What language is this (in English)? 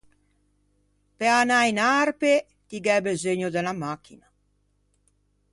Ligurian